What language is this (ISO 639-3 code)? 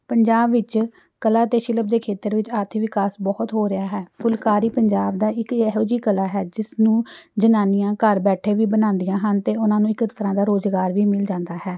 pan